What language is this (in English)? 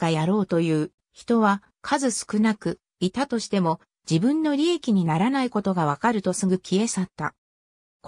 Japanese